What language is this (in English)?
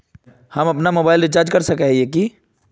Magahi